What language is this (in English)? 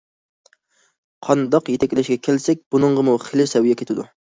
Uyghur